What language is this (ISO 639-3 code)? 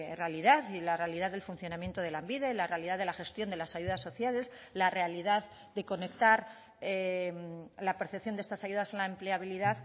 spa